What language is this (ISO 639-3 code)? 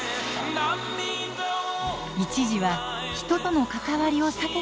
jpn